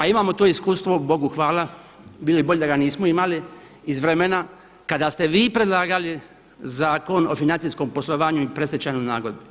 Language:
Croatian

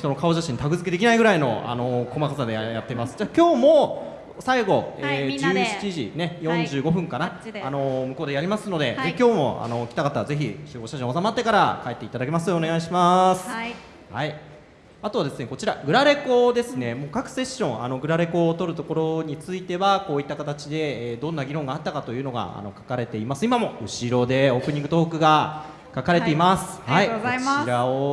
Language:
Japanese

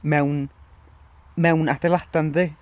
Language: Welsh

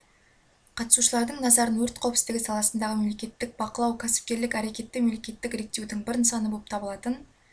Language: Kazakh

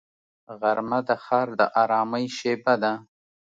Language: Pashto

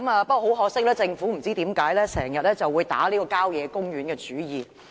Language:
Cantonese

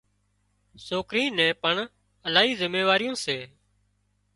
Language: Wadiyara Koli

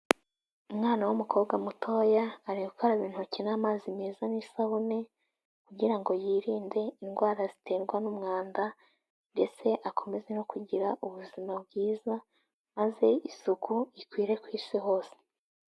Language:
Kinyarwanda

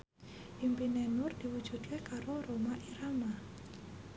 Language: Javanese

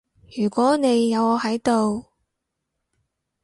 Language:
Cantonese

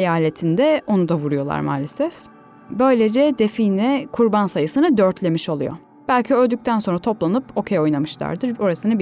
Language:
Turkish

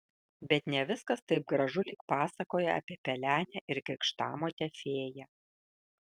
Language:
Lithuanian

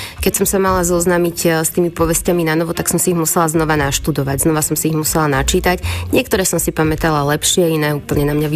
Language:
Slovak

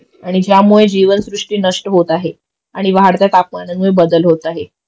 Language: Marathi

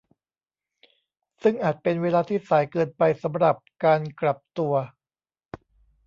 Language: Thai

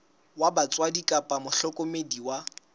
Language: Southern Sotho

